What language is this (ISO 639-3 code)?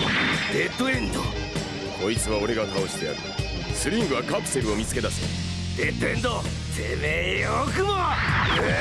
jpn